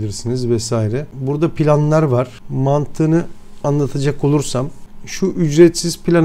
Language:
Turkish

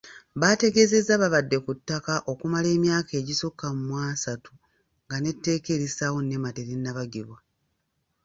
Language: Ganda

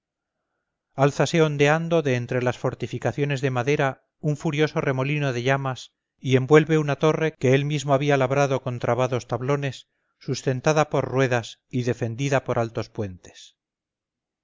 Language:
Spanish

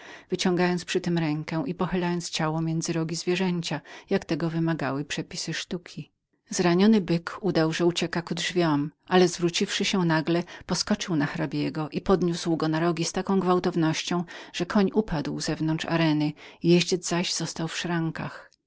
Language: Polish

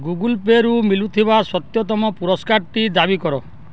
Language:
Odia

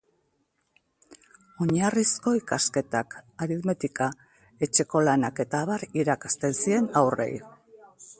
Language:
Basque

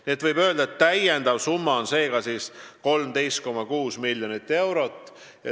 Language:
Estonian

